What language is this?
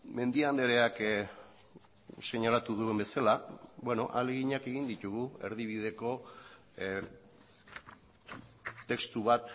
Basque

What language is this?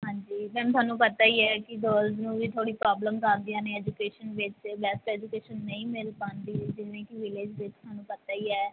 Punjabi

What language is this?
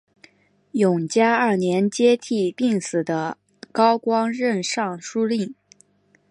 Chinese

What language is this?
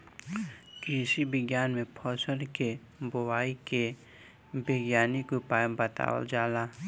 Bhojpuri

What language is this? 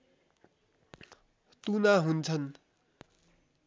Nepali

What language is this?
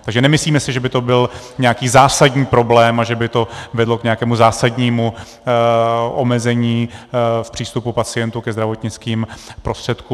Czech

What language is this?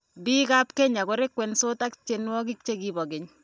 Kalenjin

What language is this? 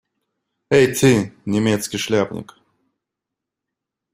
Russian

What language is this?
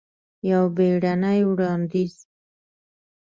Pashto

